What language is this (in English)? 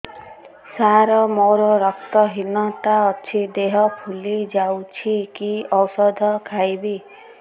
Odia